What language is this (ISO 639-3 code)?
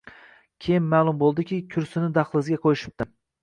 uzb